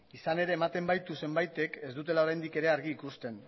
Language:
Basque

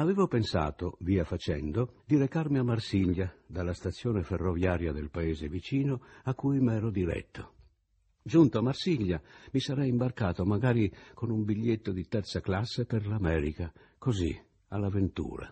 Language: Italian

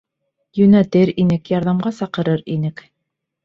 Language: Bashkir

